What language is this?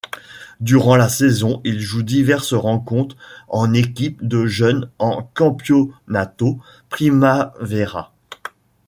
French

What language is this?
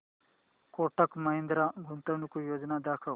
Marathi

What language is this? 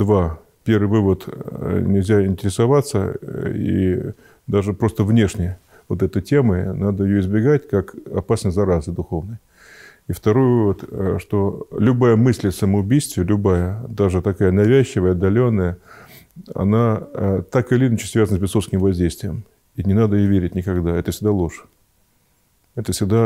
Russian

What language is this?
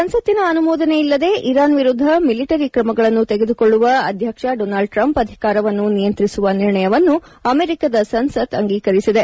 Kannada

